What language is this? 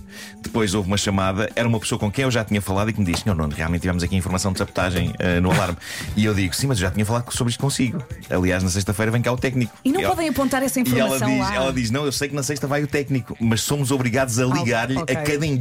Portuguese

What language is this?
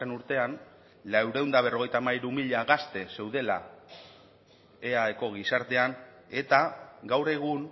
Basque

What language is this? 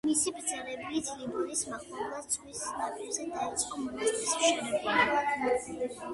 Georgian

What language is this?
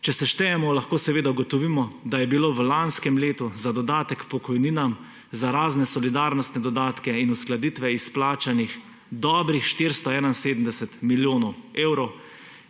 Slovenian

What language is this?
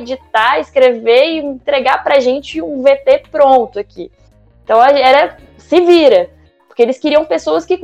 Portuguese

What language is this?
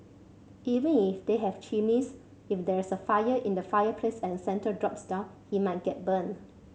English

